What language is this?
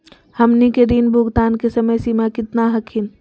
Magahi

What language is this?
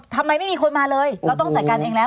Thai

